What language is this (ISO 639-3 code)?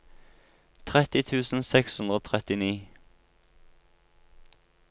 nor